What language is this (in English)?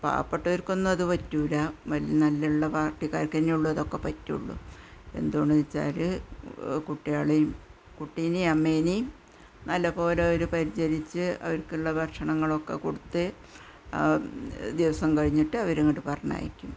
Malayalam